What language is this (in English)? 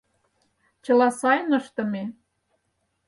Mari